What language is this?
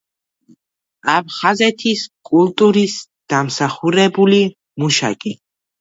Georgian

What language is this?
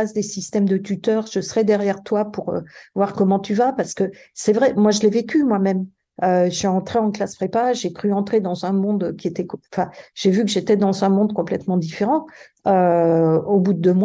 French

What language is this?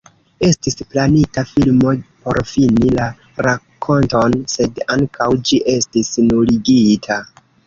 Esperanto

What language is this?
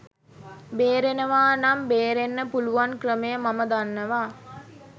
Sinhala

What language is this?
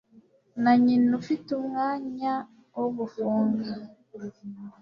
Kinyarwanda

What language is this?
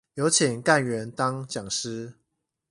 Chinese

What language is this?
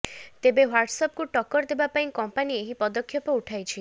Odia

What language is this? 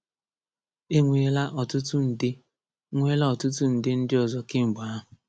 Igbo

